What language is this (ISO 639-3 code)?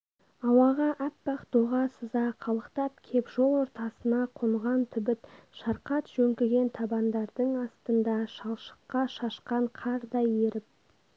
kaz